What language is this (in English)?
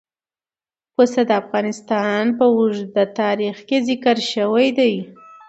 Pashto